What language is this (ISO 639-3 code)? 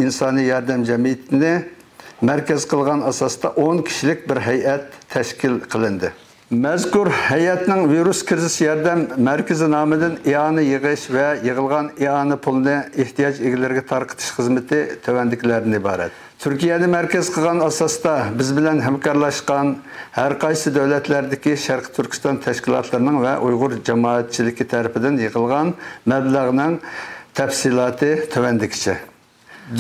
tur